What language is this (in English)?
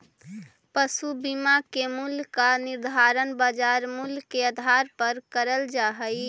Magahi